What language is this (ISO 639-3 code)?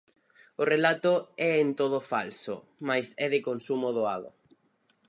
glg